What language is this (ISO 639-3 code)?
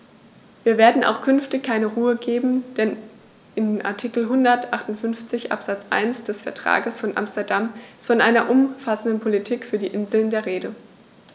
deu